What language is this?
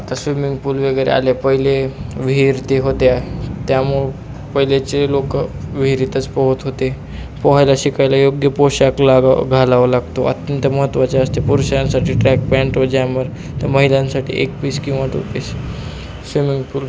Marathi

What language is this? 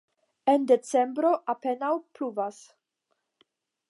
Esperanto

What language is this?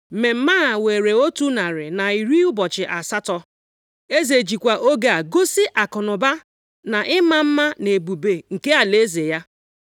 Igbo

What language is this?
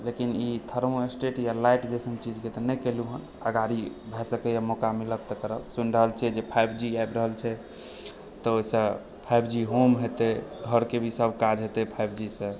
Maithili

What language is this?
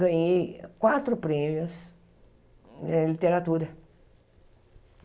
Portuguese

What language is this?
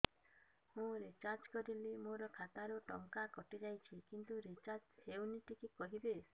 Odia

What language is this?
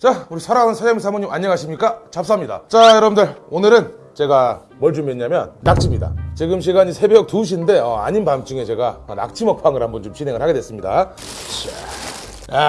Korean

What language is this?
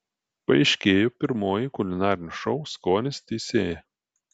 Lithuanian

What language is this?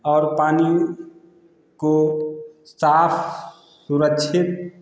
Hindi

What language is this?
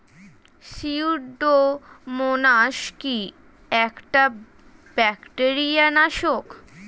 Bangla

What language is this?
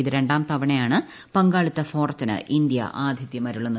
Malayalam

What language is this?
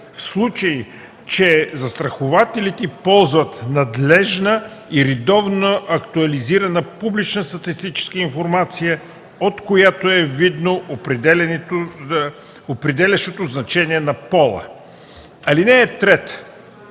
Bulgarian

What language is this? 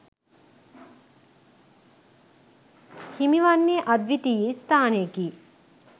Sinhala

